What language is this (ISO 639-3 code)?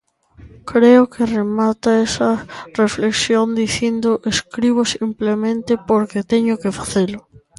glg